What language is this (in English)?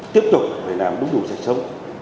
Vietnamese